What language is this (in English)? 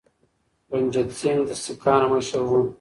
Pashto